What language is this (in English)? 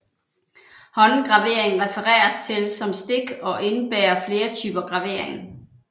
Danish